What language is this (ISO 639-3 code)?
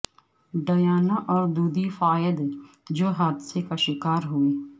urd